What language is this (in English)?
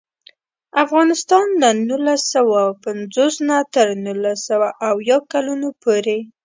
Pashto